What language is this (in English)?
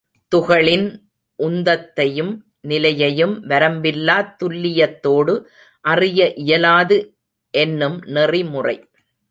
Tamil